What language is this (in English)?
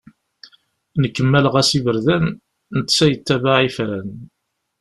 Kabyle